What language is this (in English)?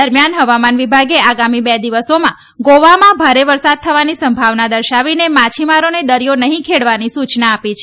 Gujarati